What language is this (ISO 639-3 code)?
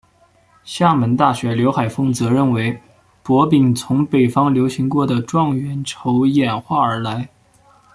zho